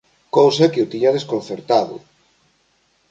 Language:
Galician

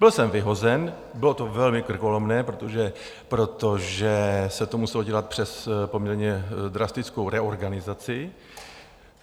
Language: Czech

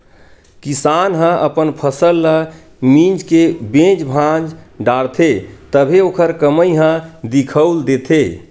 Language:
Chhattisgarhi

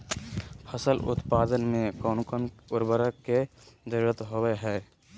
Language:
Magahi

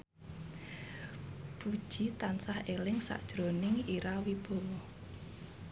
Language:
Javanese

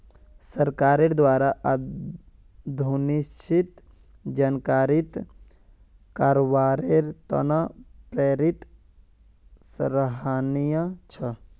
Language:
Magahi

